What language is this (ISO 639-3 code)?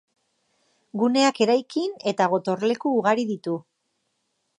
eus